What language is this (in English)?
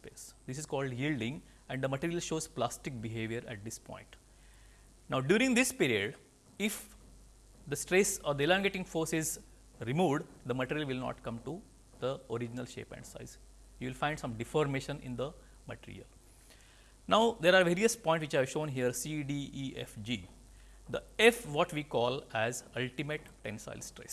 English